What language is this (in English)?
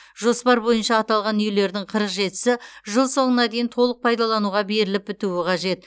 Kazakh